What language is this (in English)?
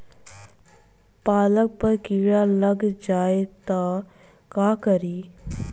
Bhojpuri